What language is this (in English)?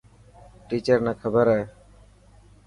Dhatki